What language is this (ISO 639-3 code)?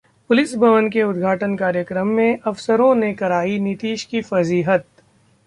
hin